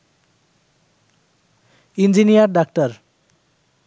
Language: Bangla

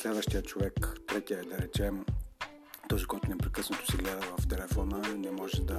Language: Bulgarian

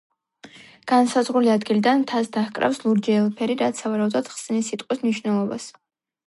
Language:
Georgian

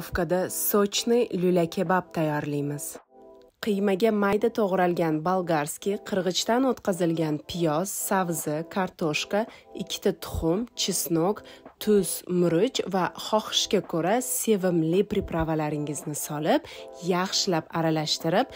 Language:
Turkish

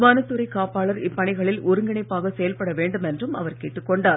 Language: Tamil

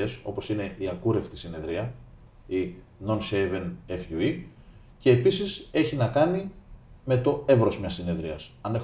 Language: Greek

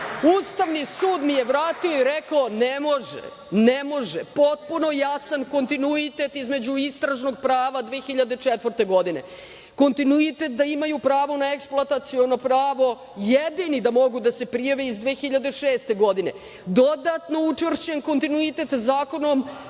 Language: Serbian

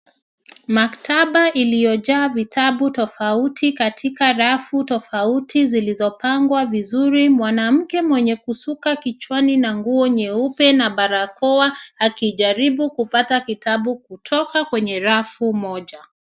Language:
Swahili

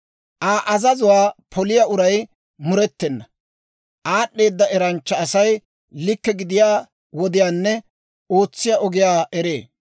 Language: Dawro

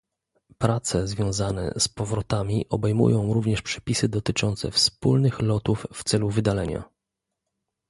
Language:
Polish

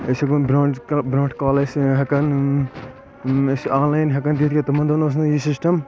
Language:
Kashmiri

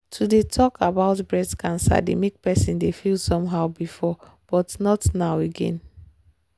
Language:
Nigerian Pidgin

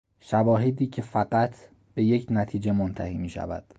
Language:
Persian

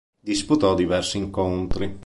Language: Italian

